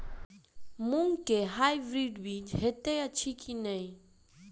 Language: Maithili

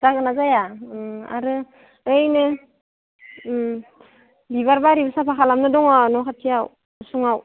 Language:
Bodo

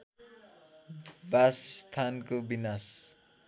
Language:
Nepali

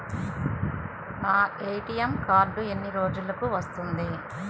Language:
Telugu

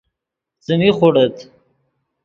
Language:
Yidgha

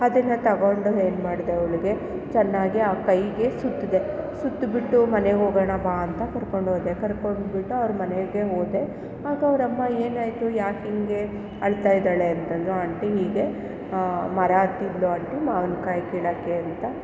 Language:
Kannada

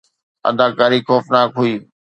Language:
Sindhi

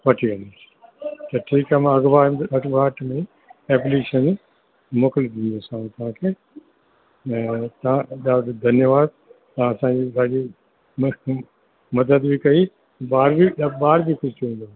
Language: Sindhi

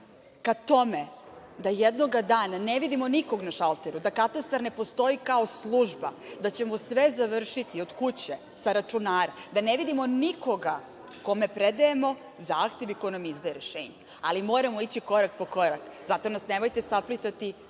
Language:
Serbian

